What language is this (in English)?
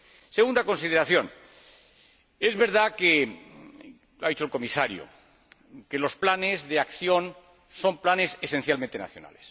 Spanish